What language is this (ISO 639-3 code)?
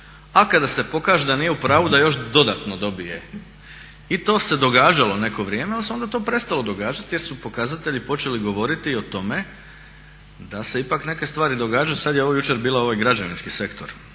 hrv